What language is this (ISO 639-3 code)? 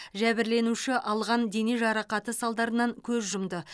kaz